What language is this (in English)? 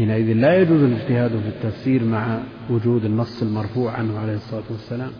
Arabic